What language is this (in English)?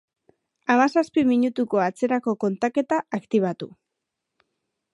Basque